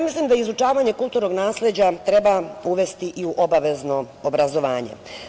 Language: Serbian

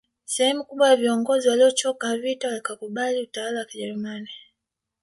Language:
Swahili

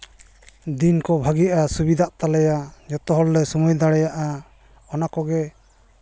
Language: Santali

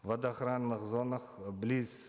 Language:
Kazakh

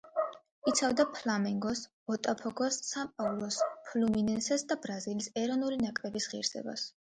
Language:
Georgian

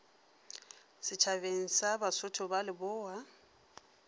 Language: Northern Sotho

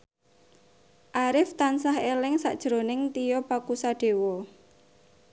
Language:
Javanese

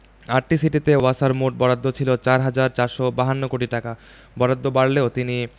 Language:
Bangla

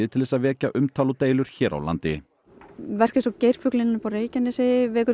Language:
Icelandic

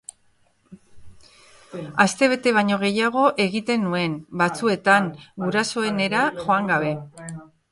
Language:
Basque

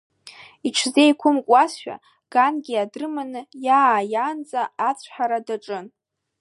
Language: Abkhazian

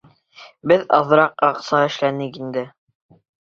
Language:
Bashkir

